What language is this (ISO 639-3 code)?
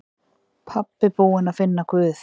isl